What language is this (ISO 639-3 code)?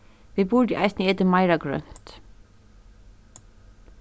fao